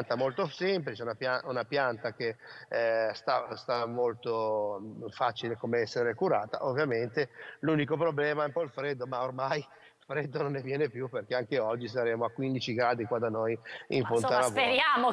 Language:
Italian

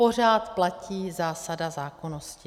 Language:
Czech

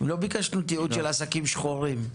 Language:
Hebrew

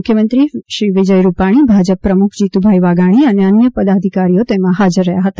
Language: Gujarati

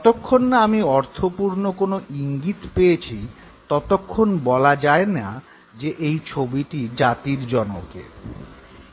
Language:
Bangla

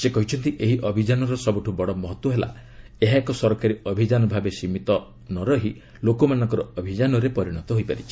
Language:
Odia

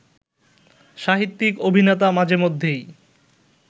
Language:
Bangla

